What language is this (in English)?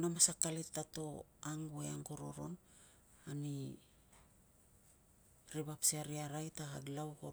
Tungag